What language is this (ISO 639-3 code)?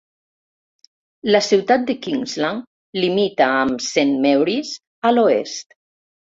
cat